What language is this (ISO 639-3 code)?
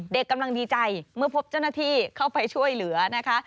tha